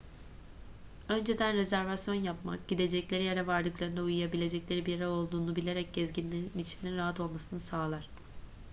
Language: Turkish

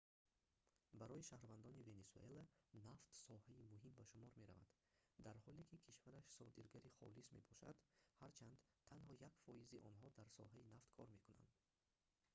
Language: Tajik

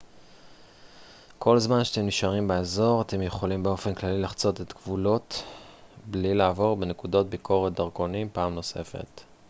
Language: Hebrew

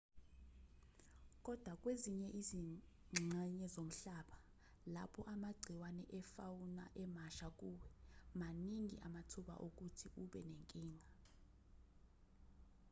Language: Zulu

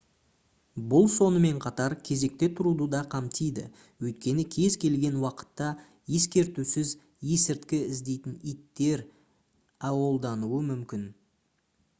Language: Kazakh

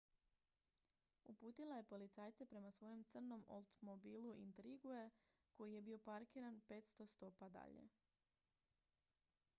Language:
Croatian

